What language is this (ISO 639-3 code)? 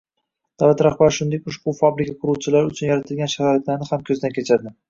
uzb